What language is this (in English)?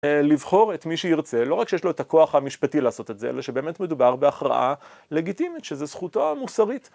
Hebrew